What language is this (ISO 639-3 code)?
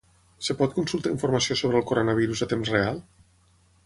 cat